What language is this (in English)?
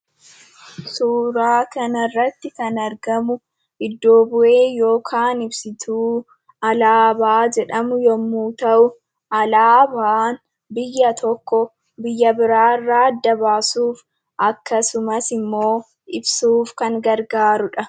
Oromo